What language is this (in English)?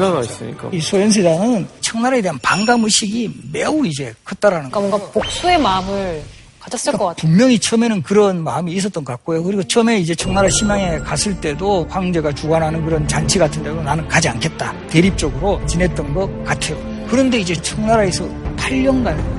Korean